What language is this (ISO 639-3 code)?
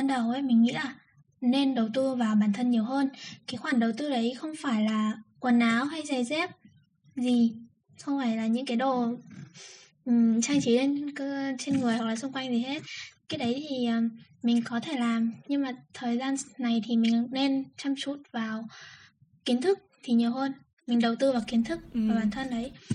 vie